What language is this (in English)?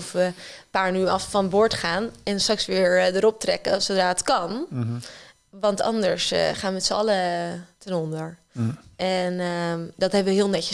Dutch